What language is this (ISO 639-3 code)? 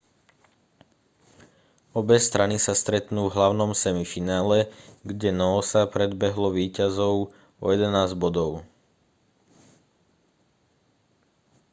slk